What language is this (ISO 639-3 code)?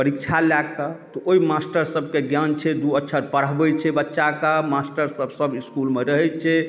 mai